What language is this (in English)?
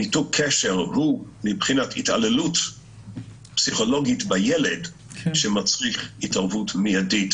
Hebrew